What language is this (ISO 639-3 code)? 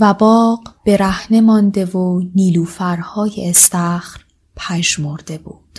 fas